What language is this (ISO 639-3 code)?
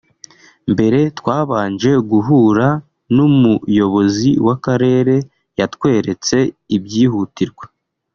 kin